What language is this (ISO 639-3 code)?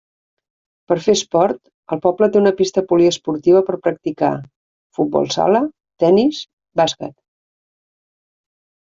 cat